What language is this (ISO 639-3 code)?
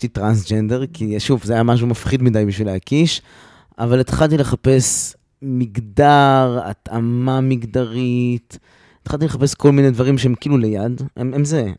heb